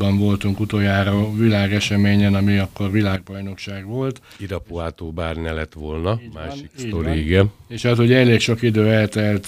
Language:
Hungarian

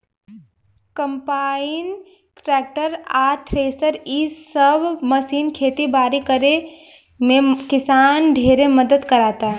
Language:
Bhojpuri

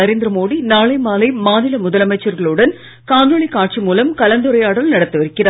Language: Tamil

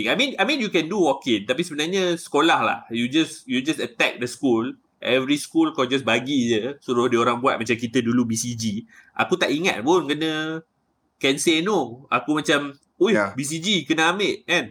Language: Malay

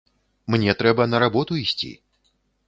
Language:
Belarusian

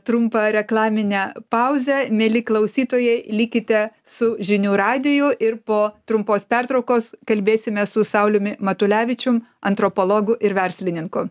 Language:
Lithuanian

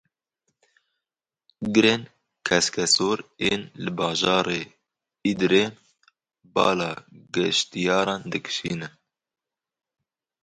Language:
Kurdish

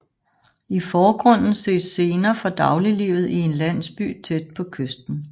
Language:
Danish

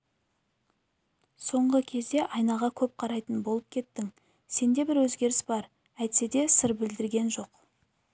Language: Kazakh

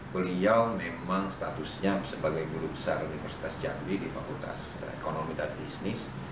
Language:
Indonesian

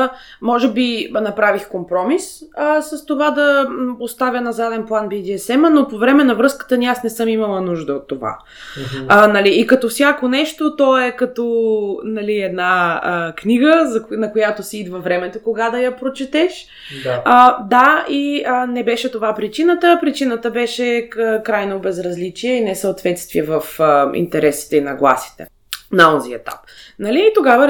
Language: Bulgarian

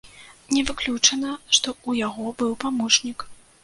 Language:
Belarusian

